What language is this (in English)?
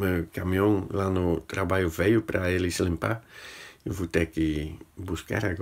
Portuguese